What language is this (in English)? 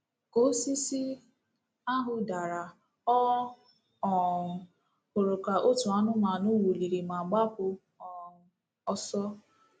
Igbo